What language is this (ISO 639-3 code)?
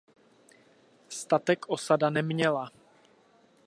ces